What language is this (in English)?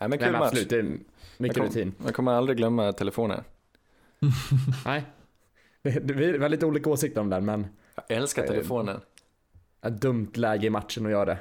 Swedish